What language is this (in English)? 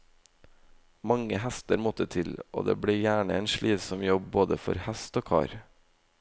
Norwegian